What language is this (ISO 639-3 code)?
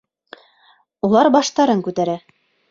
bak